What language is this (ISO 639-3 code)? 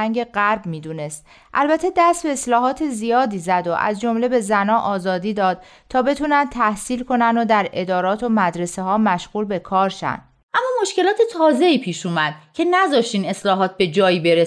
fas